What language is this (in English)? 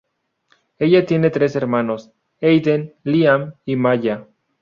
Spanish